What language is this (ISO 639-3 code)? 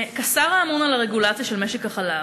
heb